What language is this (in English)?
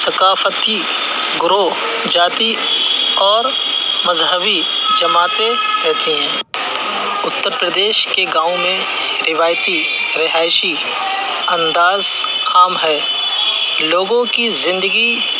Urdu